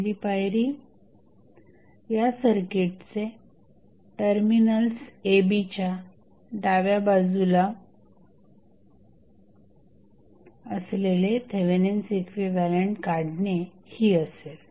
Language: Marathi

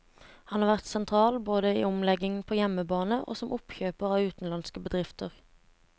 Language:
Norwegian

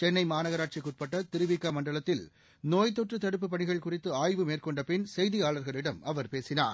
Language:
Tamil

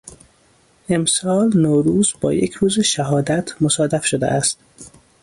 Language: Persian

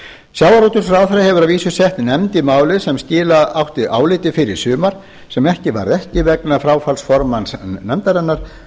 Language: Icelandic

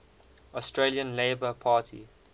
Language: English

